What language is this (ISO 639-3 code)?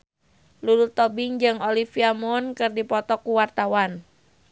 sun